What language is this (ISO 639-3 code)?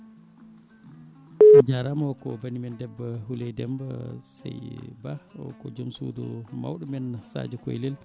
ful